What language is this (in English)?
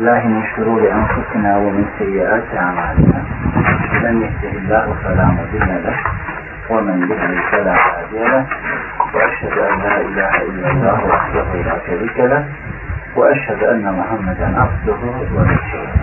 Turkish